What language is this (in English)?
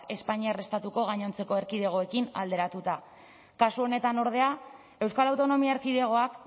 Basque